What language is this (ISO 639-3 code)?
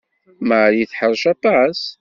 kab